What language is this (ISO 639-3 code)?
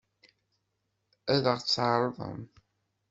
kab